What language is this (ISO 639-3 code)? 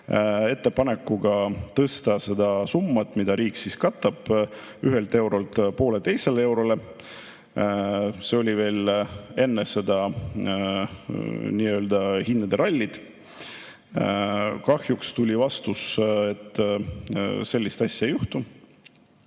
est